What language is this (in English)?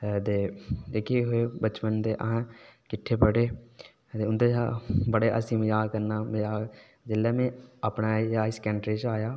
Dogri